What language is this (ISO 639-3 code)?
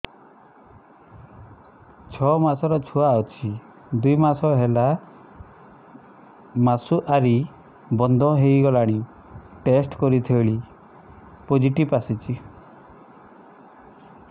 ori